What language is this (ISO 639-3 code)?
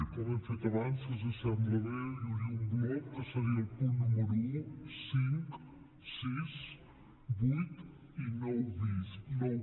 cat